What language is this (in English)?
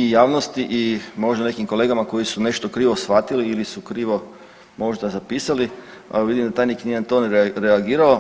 Croatian